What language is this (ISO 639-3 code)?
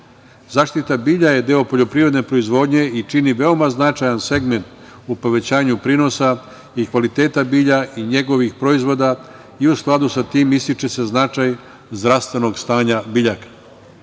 srp